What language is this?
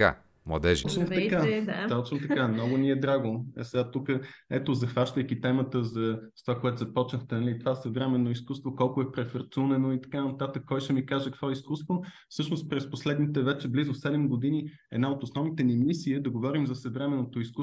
Bulgarian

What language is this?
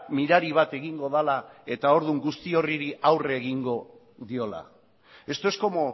Basque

